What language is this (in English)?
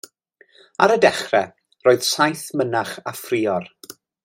Welsh